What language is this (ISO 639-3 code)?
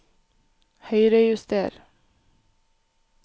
nor